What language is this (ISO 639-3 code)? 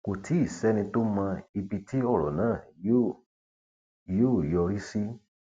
yor